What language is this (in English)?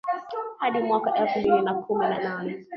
Swahili